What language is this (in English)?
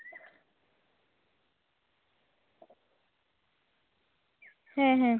Santali